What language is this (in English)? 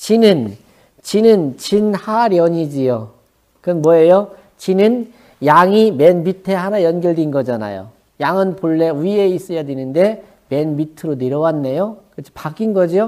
Korean